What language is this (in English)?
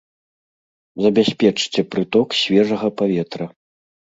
Belarusian